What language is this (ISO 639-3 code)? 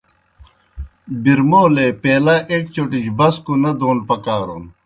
plk